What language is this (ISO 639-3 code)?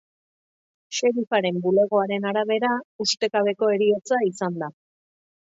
eus